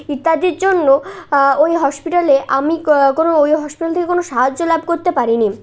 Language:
Bangla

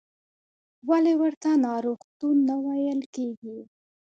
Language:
Pashto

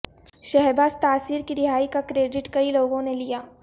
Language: Urdu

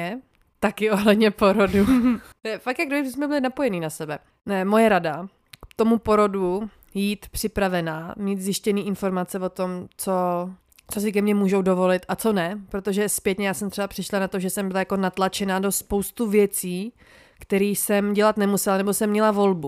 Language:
Czech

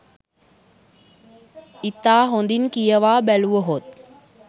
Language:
Sinhala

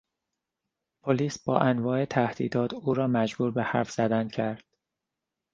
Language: Persian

